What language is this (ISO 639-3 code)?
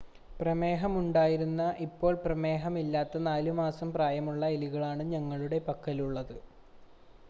mal